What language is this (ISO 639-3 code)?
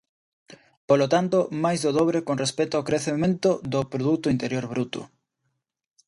glg